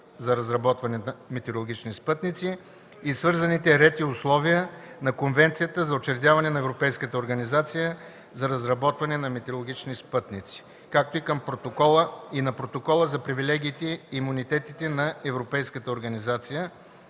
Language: Bulgarian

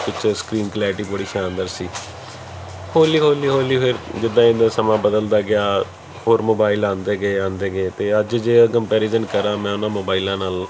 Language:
Punjabi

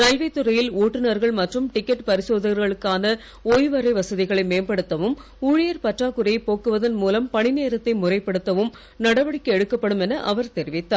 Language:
Tamil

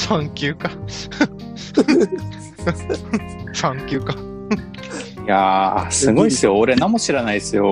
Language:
Japanese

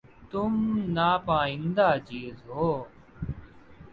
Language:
Urdu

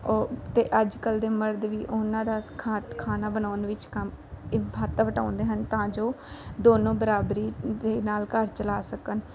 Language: Punjabi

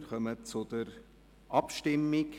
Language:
Swiss German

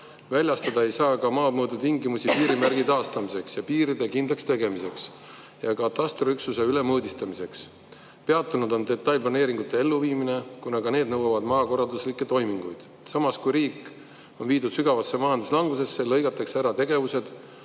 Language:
Estonian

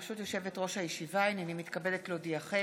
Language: Hebrew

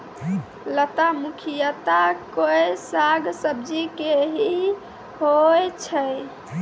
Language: Maithili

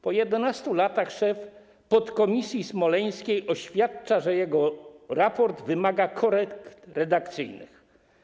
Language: Polish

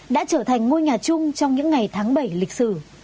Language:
Vietnamese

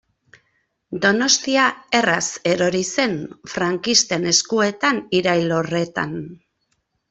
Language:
Basque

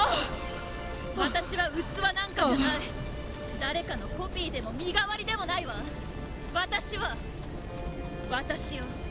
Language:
Japanese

